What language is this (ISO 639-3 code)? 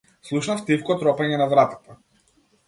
mkd